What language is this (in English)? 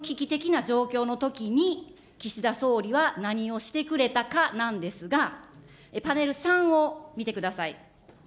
Japanese